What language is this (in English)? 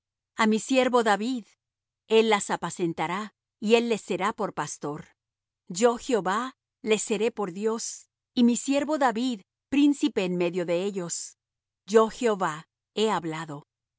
Spanish